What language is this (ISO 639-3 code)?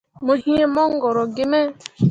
mua